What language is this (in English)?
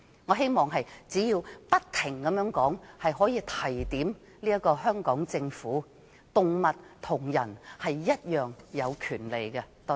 Cantonese